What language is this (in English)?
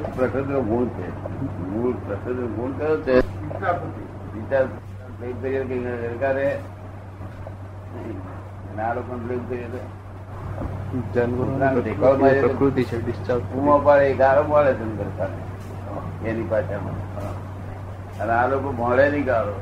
Gujarati